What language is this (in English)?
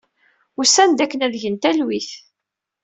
Kabyle